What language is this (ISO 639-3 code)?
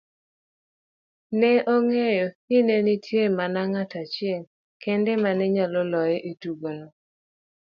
luo